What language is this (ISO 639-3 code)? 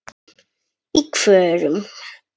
isl